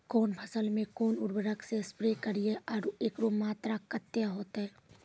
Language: Maithili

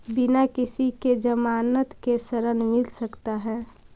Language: Magahi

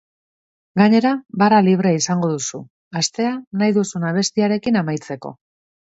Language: Basque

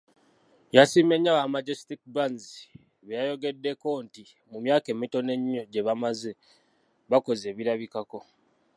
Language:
Ganda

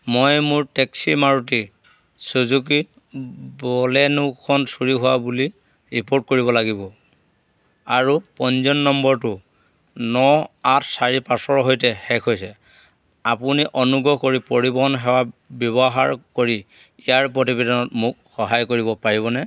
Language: Assamese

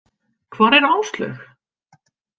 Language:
Icelandic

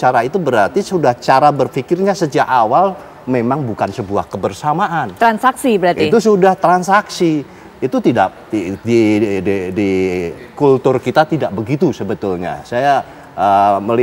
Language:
Indonesian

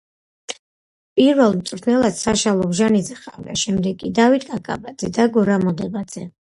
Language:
Georgian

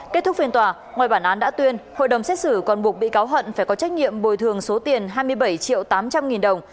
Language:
Vietnamese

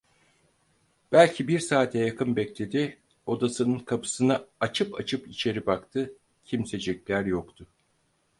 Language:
Turkish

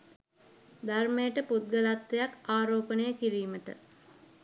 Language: Sinhala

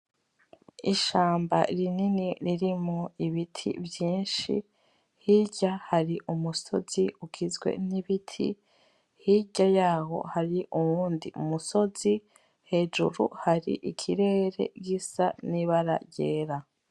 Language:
Rundi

